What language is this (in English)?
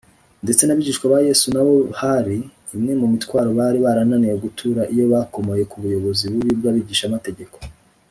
Kinyarwanda